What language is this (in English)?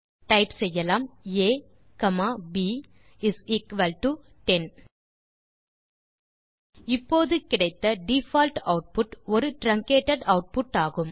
Tamil